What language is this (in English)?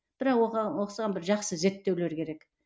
Kazakh